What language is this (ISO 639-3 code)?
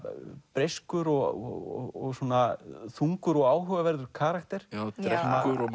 isl